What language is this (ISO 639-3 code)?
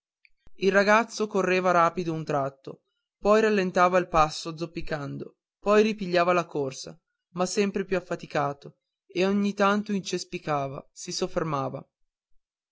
ita